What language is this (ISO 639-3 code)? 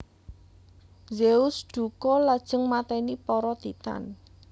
jav